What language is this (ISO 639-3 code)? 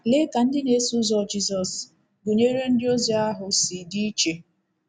ibo